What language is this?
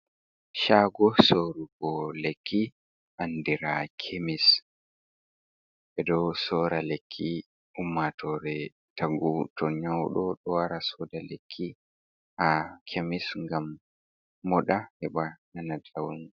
Fula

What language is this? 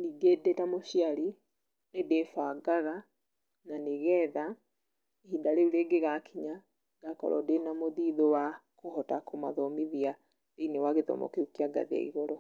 Kikuyu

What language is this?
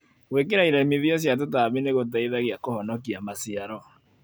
Kikuyu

